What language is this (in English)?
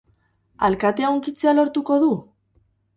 Basque